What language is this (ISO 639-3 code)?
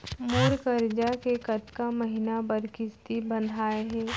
hne